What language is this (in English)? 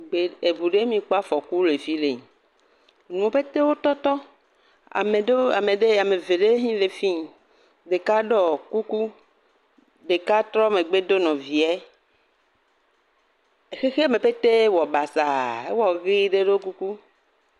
Ewe